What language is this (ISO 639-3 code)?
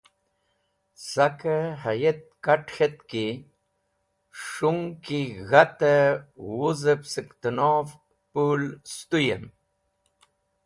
wbl